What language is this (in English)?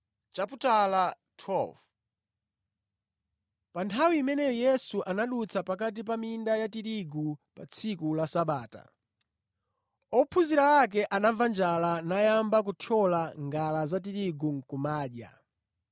Nyanja